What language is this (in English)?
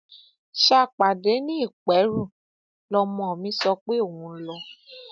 Yoruba